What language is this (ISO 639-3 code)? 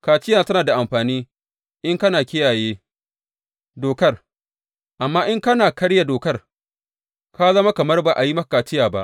hau